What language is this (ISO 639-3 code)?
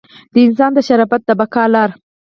pus